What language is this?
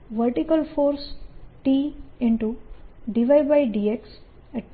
Gujarati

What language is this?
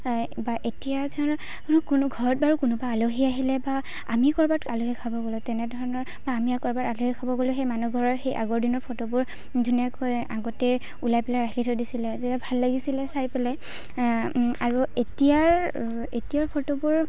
Assamese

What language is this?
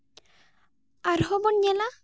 Santali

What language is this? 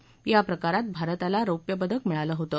Marathi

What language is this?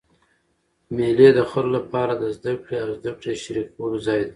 Pashto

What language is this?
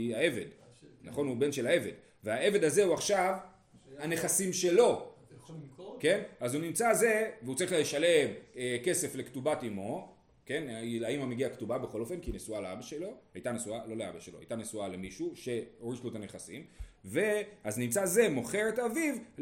Hebrew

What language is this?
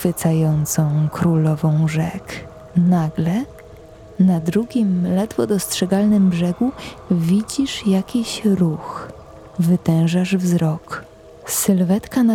Polish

